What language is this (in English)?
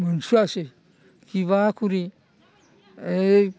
Bodo